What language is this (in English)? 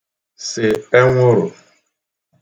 Igbo